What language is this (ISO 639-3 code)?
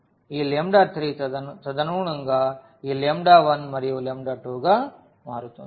tel